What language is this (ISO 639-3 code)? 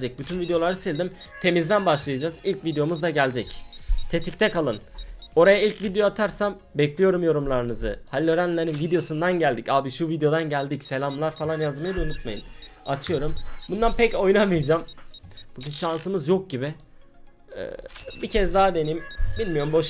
tur